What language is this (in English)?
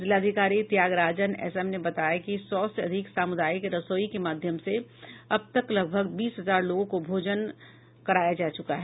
Hindi